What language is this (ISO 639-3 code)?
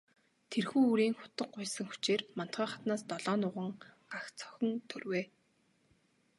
mon